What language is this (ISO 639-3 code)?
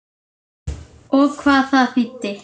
isl